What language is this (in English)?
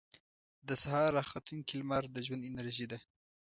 Pashto